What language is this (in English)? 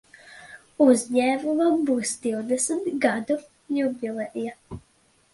Latvian